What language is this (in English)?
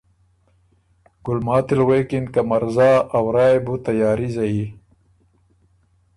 Ormuri